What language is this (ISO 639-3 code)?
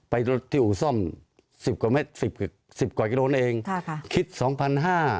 tha